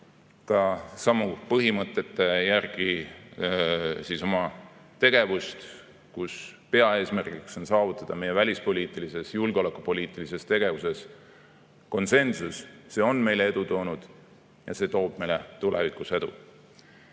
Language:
Estonian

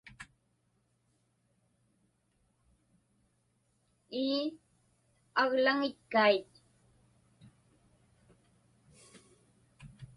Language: Inupiaq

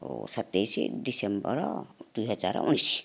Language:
Odia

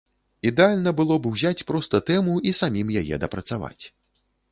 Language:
Belarusian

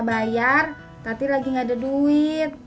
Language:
Indonesian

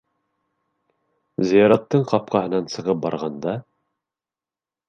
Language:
Bashkir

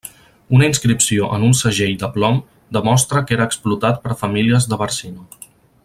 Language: Catalan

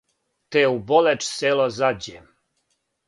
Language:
Serbian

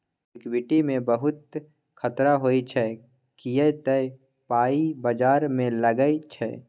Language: Maithili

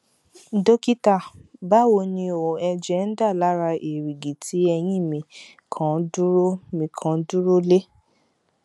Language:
Yoruba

